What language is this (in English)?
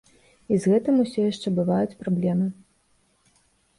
Belarusian